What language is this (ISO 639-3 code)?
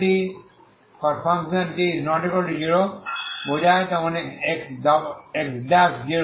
ben